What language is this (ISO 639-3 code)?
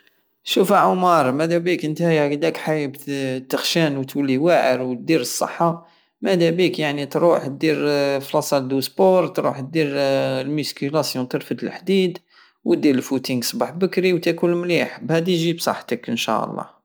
aao